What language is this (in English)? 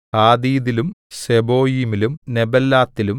Malayalam